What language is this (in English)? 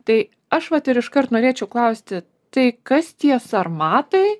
Lithuanian